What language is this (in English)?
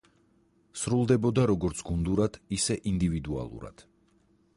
Georgian